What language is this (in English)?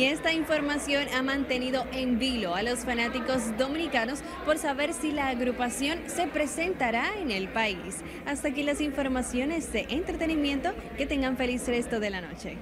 Spanish